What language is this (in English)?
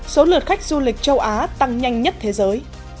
Vietnamese